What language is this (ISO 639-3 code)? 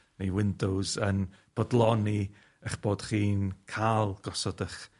cym